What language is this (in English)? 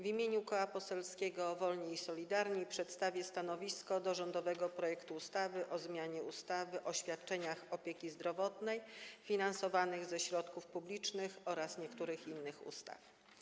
Polish